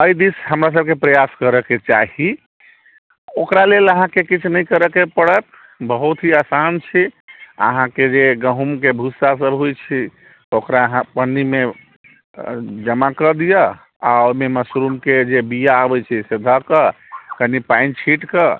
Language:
Maithili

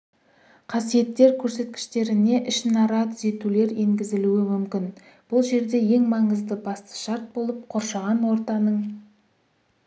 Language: Kazakh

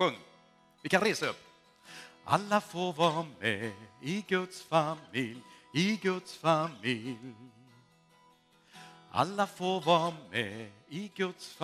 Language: Swedish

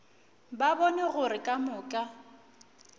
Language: Northern Sotho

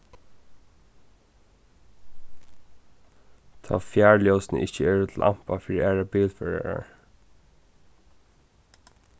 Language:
Faroese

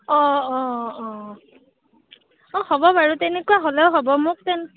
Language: Assamese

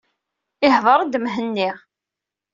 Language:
Kabyle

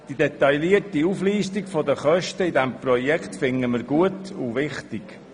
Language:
Swiss German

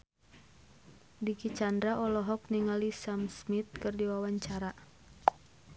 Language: Sundanese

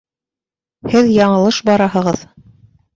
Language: Bashkir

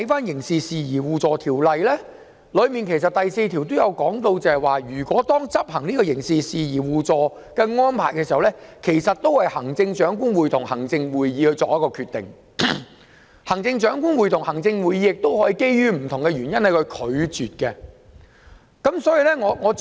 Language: Cantonese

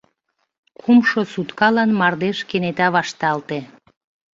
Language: Mari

